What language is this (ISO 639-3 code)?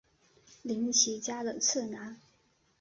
zho